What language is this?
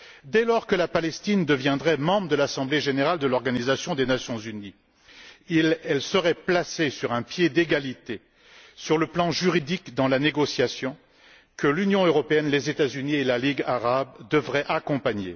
French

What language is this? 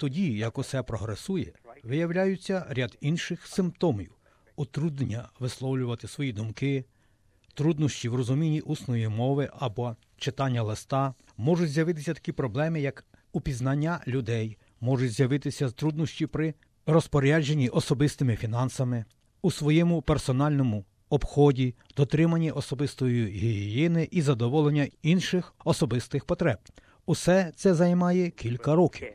Ukrainian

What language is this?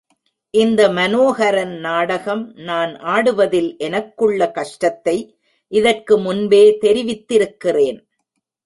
Tamil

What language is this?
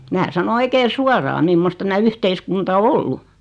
Finnish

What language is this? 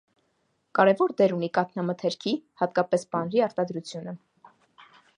Armenian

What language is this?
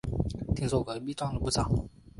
Chinese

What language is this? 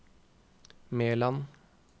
Norwegian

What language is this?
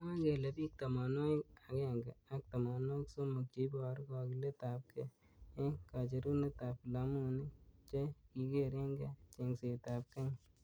Kalenjin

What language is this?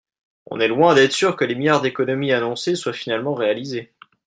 French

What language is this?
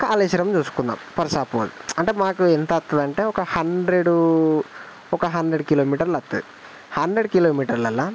Telugu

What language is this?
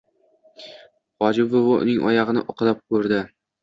Uzbek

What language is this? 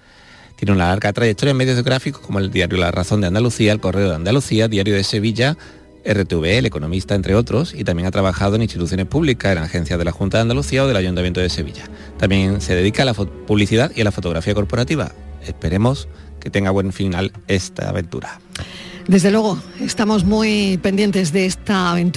Spanish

